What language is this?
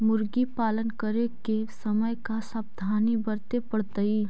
Magahi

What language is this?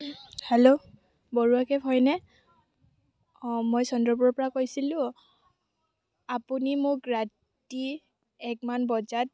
Assamese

